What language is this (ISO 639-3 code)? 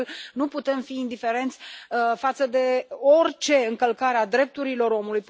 ron